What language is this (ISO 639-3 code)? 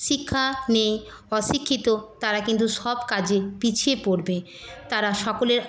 ben